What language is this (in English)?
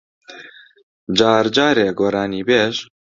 Central Kurdish